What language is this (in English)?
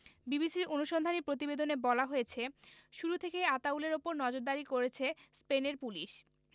Bangla